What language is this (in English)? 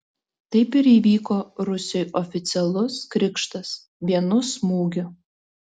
Lithuanian